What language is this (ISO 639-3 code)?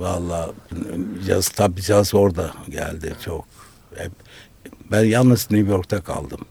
tur